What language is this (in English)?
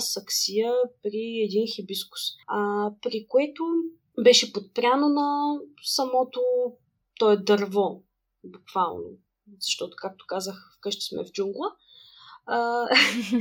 Bulgarian